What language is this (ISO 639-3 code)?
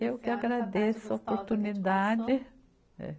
por